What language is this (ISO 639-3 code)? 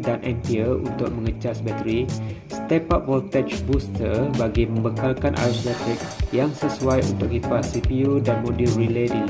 msa